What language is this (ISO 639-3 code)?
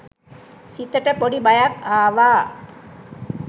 sin